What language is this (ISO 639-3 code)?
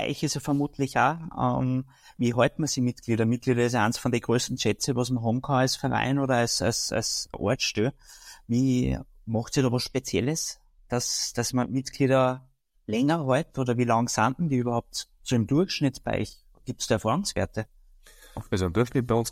deu